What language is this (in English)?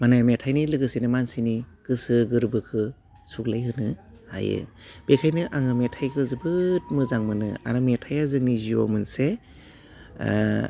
Bodo